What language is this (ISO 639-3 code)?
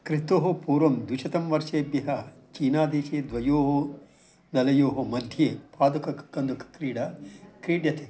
san